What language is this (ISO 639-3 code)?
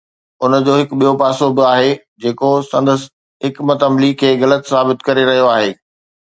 snd